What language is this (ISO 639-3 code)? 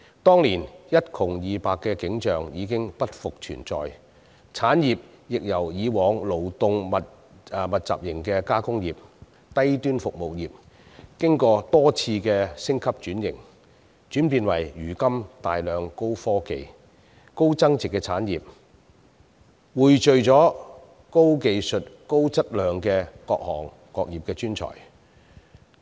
yue